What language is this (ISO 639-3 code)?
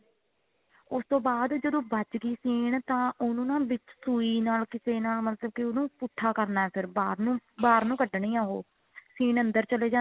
pan